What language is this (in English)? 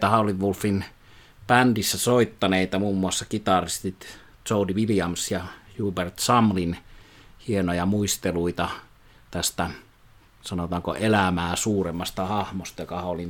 Finnish